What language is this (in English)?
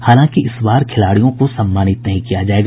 Hindi